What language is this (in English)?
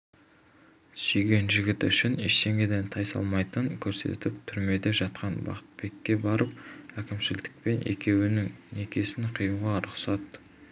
Kazakh